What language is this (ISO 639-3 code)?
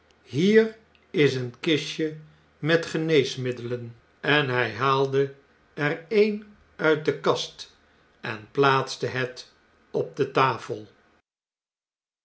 nld